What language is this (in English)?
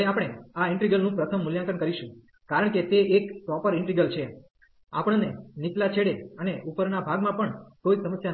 Gujarati